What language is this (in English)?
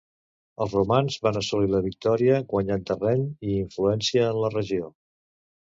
Catalan